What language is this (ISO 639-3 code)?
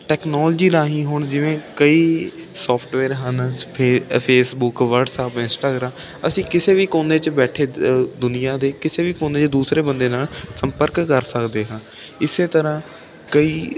pan